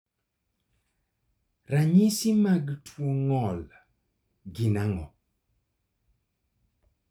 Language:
Luo (Kenya and Tanzania)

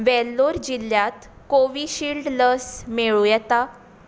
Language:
Konkani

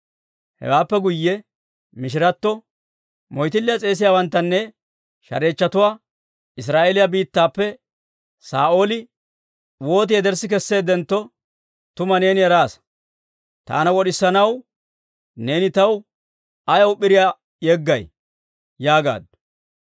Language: Dawro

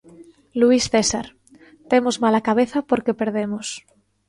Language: Galician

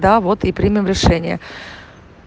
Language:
Russian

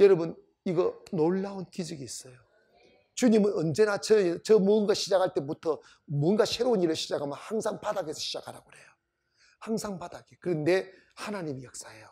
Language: Korean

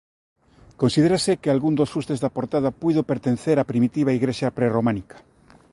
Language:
Galician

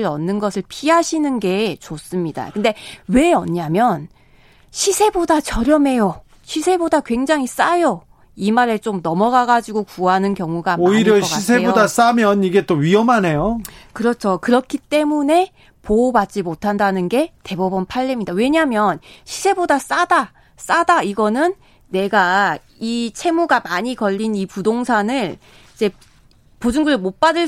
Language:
Korean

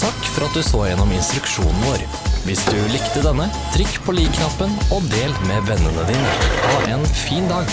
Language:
Norwegian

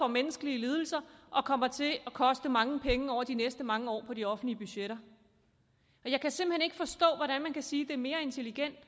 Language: Danish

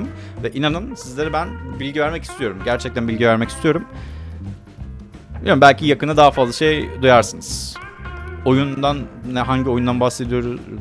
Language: Turkish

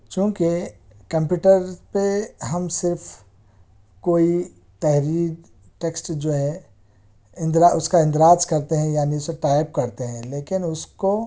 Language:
Urdu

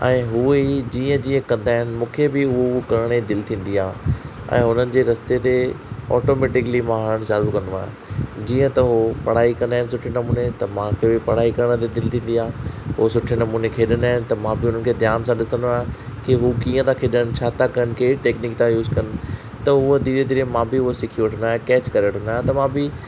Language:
Sindhi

